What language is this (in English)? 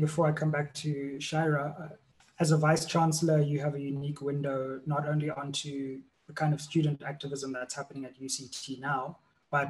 English